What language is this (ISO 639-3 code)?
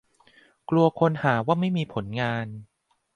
tha